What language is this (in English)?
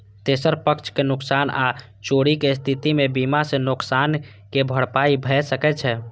Maithili